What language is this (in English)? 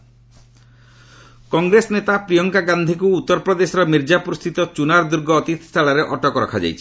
Odia